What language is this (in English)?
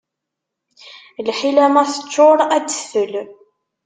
Kabyle